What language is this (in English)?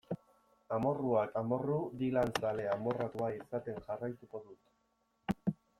Basque